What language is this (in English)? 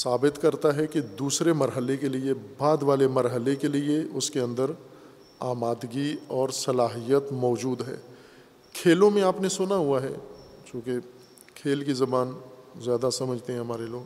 Urdu